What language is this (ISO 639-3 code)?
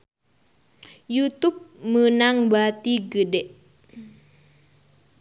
sun